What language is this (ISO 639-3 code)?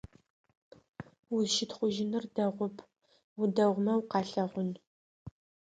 ady